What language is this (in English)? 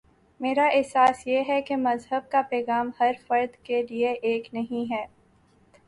Urdu